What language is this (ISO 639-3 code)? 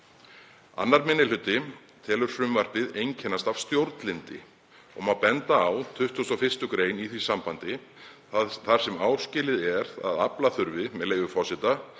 isl